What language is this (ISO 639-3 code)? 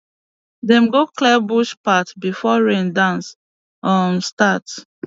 pcm